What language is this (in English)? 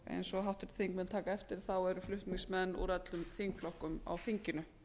Icelandic